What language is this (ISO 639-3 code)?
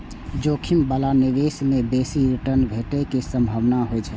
mai